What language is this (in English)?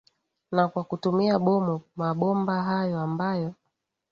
Swahili